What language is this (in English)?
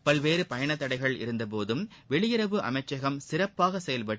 Tamil